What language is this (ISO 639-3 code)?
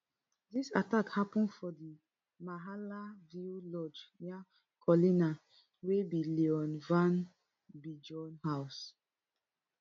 pcm